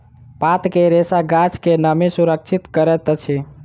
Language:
Maithili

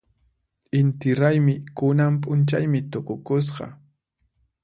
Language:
Puno Quechua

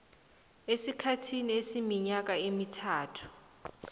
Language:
South Ndebele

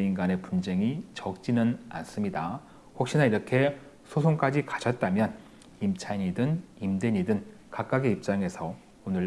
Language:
Korean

